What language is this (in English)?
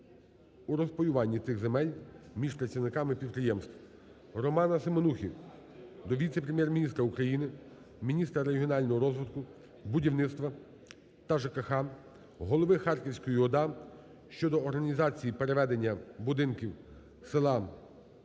Ukrainian